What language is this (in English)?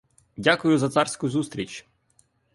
Ukrainian